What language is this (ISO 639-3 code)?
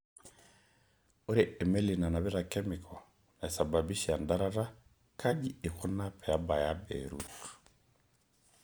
mas